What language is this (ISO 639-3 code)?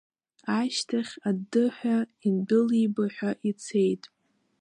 abk